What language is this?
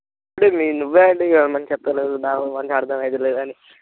Telugu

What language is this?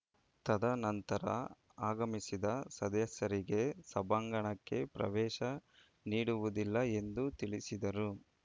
Kannada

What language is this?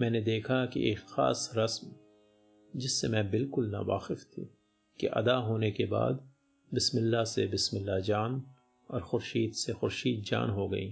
Hindi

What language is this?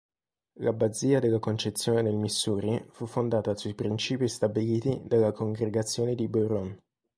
Italian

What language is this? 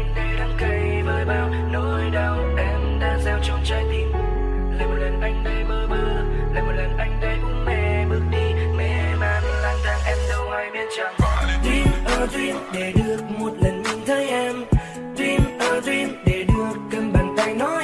Vietnamese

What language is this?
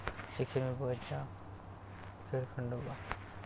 Marathi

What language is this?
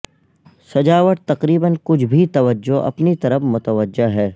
Urdu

